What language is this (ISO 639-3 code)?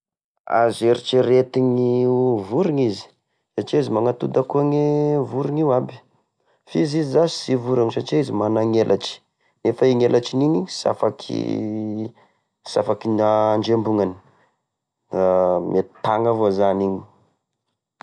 tkg